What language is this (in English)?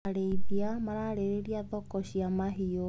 Kikuyu